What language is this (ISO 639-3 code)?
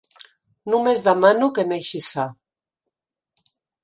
cat